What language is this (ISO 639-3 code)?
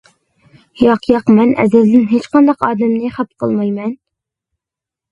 uig